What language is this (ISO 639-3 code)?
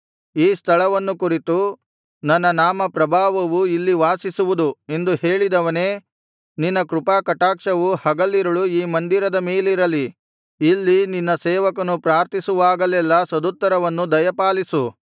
kan